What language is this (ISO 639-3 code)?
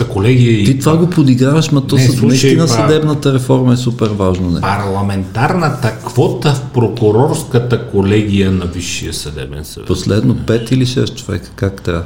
bul